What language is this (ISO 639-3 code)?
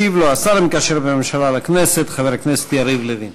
heb